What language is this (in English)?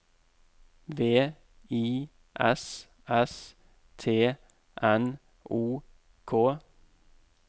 Norwegian